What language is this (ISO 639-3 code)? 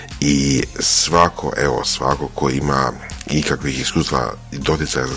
hrv